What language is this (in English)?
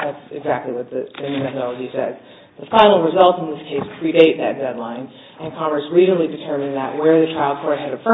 English